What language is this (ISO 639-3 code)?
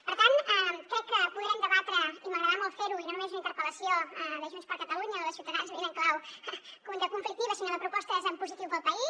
cat